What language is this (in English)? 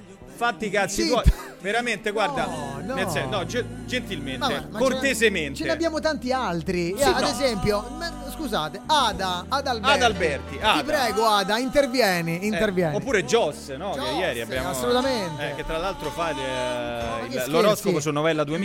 Italian